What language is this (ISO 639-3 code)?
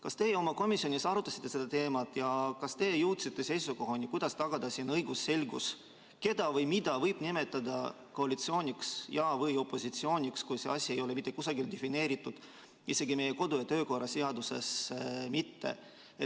est